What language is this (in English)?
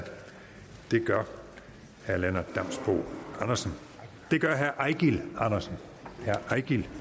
Danish